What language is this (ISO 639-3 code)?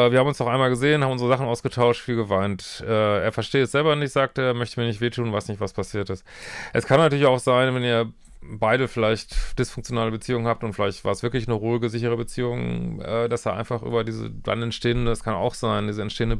deu